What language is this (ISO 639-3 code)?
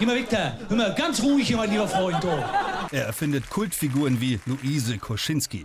deu